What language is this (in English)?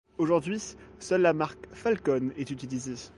French